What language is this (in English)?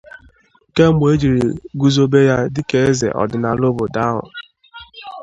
Igbo